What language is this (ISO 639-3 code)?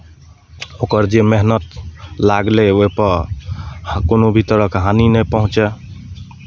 mai